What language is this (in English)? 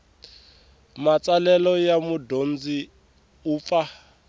Tsonga